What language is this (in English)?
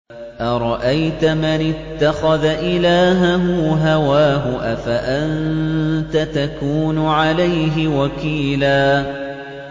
Arabic